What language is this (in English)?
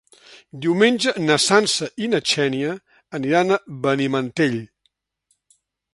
Catalan